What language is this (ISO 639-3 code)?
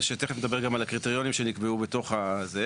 heb